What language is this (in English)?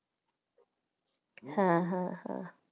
Bangla